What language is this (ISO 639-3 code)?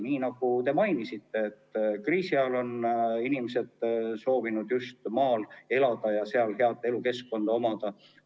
est